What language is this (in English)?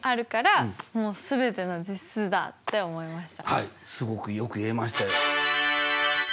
Japanese